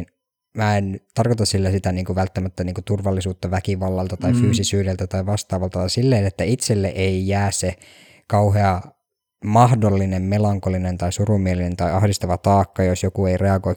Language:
Finnish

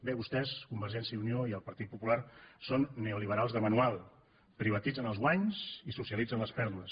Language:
Catalan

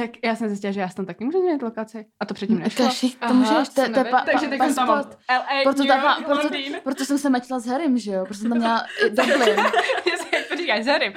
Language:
Czech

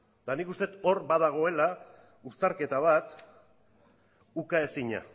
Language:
Basque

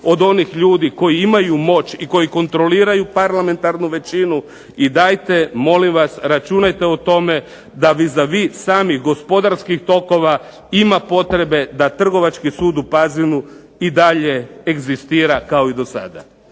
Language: Croatian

